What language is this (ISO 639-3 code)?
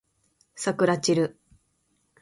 jpn